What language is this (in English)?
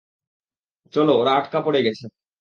Bangla